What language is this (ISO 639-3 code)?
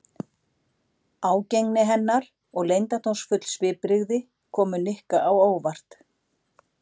isl